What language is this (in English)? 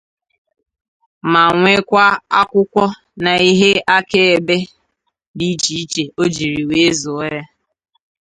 Igbo